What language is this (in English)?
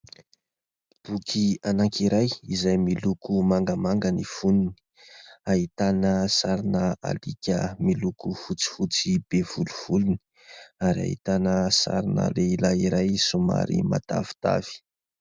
Malagasy